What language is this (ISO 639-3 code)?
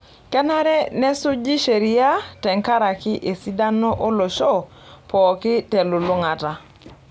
mas